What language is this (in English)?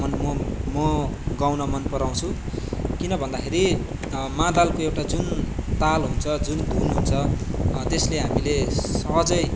Nepali